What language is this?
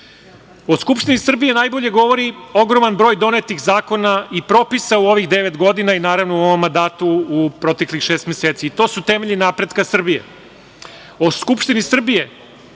Serbian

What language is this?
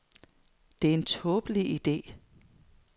Danish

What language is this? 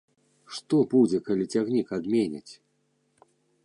Belarusian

